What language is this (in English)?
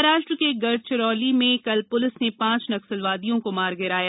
Hindi